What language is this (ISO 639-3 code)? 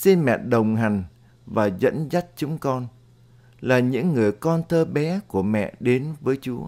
vie